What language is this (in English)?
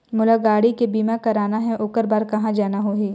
Chhattisgarhi